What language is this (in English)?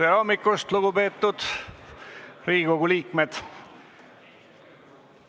Estonian